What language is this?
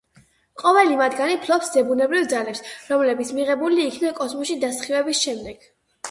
Georgian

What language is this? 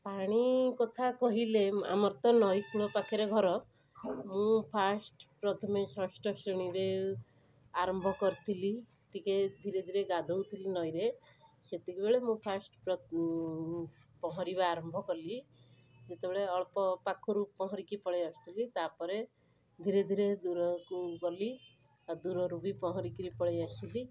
Odia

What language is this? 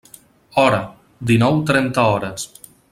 Catalan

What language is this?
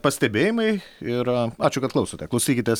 Lithuanian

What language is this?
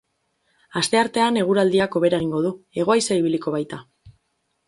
Basque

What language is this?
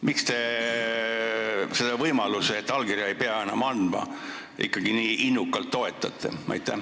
Estonian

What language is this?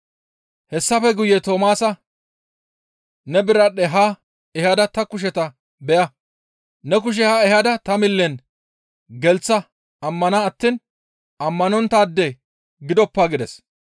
Gamo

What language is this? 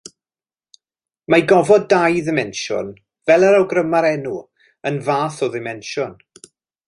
Welsh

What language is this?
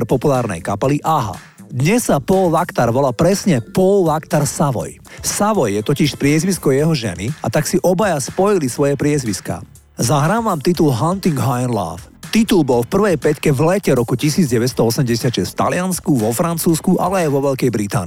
Slovak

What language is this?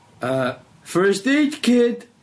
Welsh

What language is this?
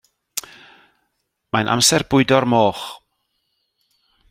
Welsh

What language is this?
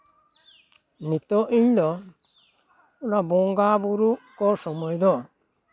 Santali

